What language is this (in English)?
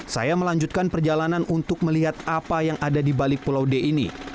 Indonesian